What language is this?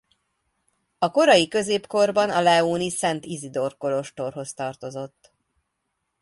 Hungarian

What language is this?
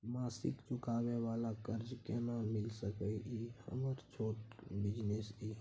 Maithili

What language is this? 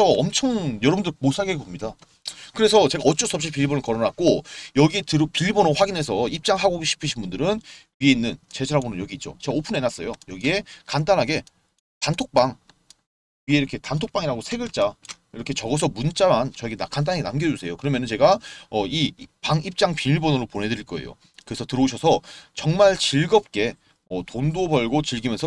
Korean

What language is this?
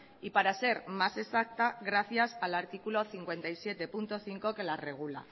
Spanish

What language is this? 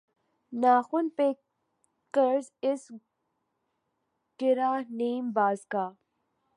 Urdu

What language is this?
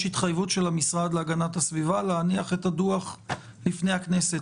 Hebrew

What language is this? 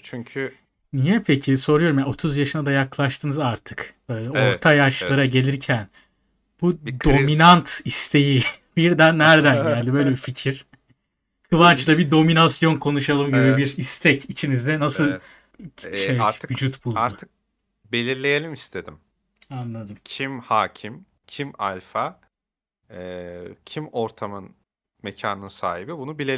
Turkish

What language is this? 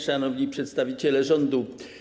Polish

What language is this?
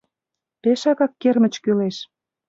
Mari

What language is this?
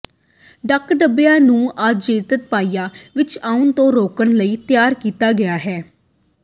Punjabi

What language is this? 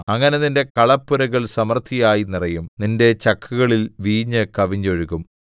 Malayalam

